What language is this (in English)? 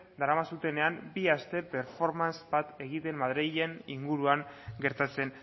Basque